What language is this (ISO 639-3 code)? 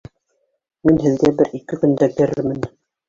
bak